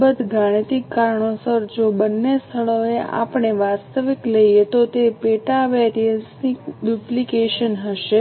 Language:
Gujarati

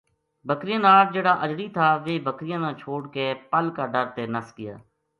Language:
Gujari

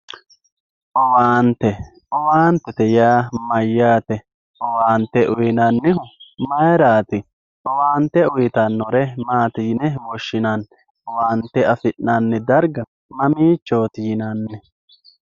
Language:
Sidamo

